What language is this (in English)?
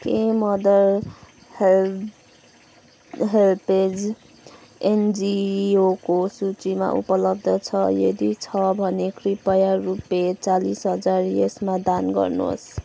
Nepali